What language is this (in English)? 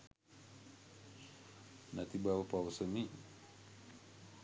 Sinhala